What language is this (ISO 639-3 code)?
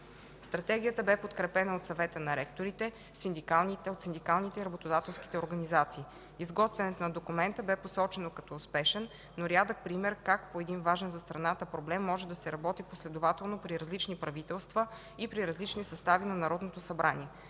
bul